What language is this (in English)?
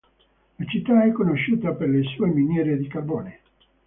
Italian